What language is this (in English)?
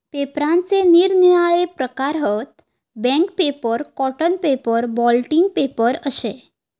Marathi